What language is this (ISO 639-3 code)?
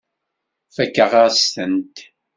kab